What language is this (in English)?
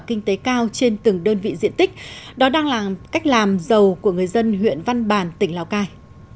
Vietnamese